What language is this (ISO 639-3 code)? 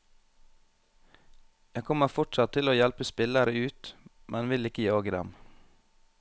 nor